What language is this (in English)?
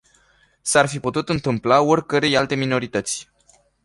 Romanian